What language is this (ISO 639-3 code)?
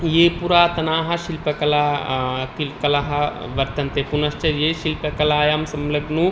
san